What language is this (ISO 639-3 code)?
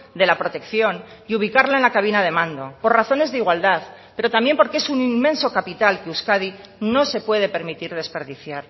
spa